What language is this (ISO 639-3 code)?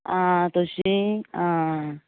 kok